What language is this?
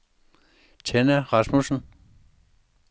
Danish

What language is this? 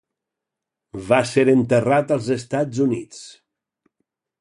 Catalan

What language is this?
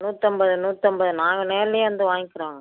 Tamil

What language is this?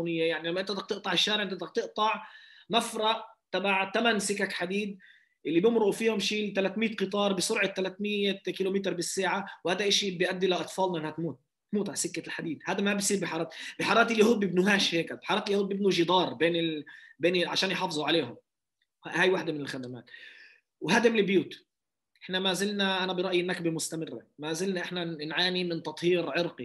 Arabic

